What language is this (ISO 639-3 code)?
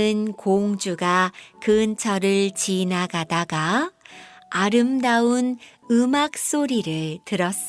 kor